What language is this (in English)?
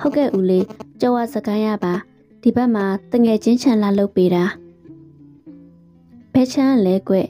Thai